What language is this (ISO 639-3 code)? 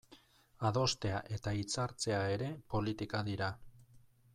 eus